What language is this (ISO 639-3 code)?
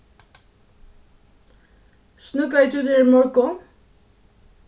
fao